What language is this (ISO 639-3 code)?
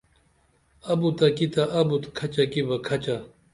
dml